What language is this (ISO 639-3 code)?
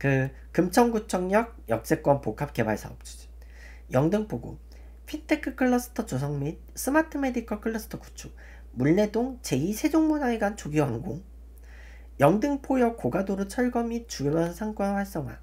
kor